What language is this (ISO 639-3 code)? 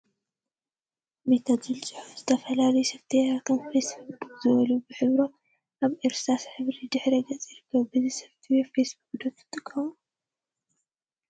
tir